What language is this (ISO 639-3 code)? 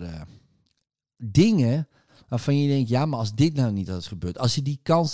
nld